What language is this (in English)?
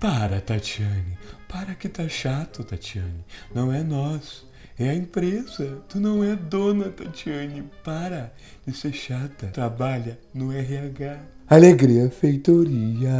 Portuguese